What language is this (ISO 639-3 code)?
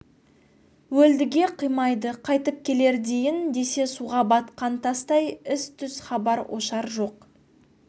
kaz